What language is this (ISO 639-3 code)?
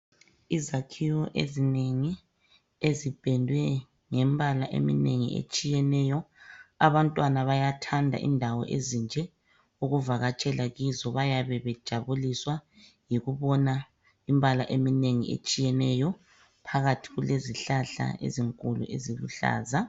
nde